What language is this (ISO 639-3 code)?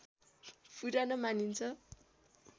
nep